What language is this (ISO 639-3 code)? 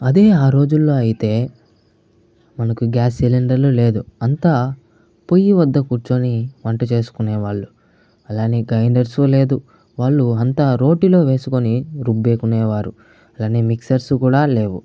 tel